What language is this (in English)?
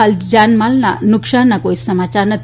Gujarati